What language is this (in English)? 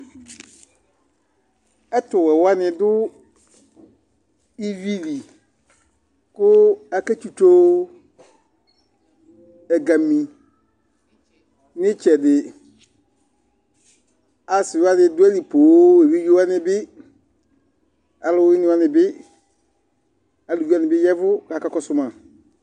Ikposo